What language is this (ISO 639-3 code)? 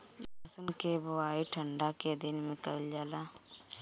bho